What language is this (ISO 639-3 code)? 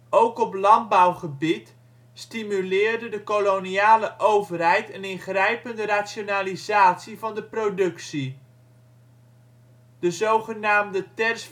nld